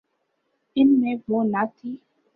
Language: Urdu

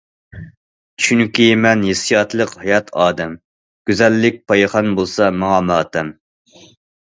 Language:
Uyghur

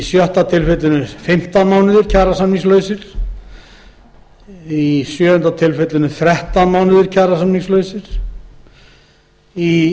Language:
Icelandic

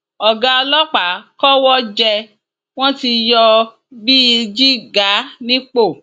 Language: Yoruba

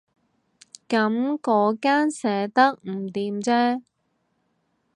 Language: Cantonese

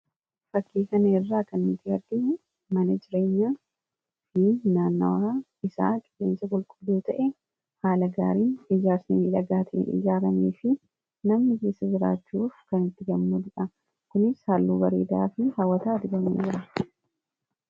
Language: Oromo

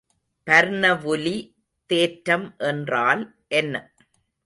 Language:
Tamil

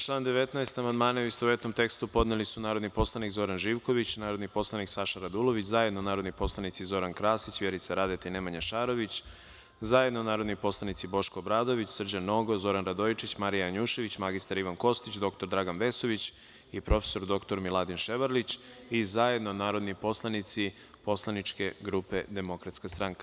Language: Serbian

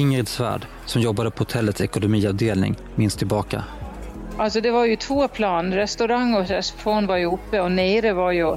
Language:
Swedish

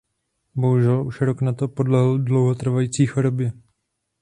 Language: Czech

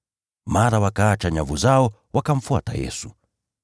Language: Swahili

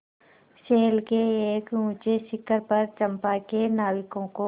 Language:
Hindi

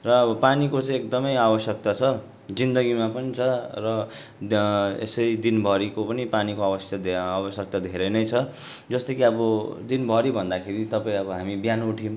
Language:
Nepali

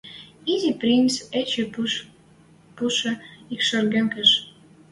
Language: Western Mari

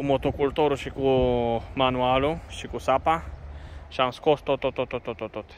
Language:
Romanian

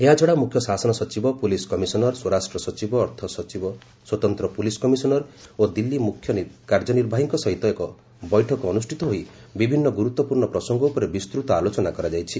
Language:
Odia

